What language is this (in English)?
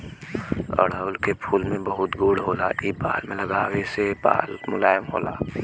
Bhojpuri